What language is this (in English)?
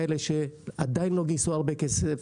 Hebrew